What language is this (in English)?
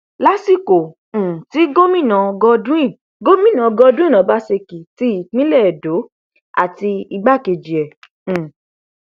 Yoruba